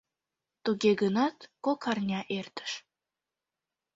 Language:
Mari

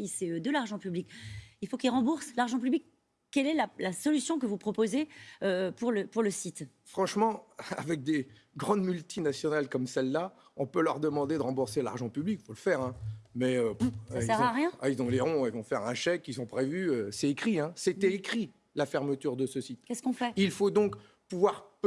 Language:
French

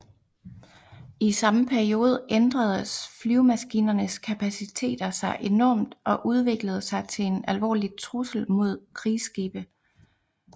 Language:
Danish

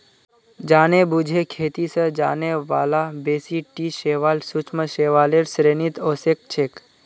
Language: Magahi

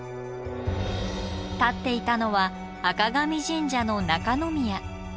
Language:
Japanese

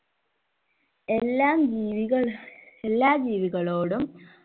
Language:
Malayalam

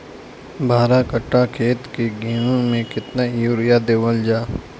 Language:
Bhojpuri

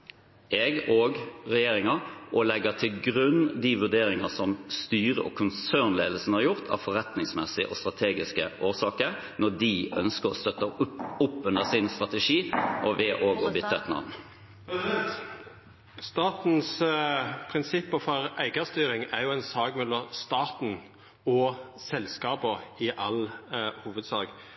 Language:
Norwegian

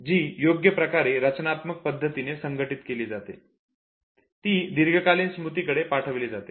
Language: Marathi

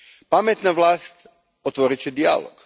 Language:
Croatian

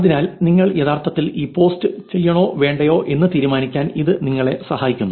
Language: Malayalam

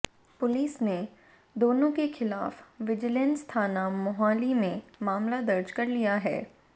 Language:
Hindi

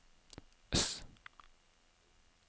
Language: Norwegian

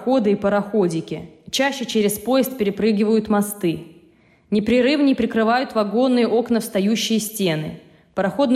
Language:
Russian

